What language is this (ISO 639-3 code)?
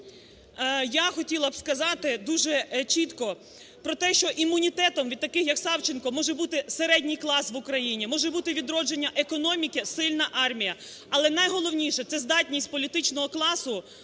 ukr